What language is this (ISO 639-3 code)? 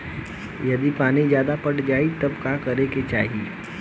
bho